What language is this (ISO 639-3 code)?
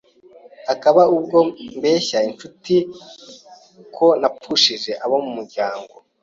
kin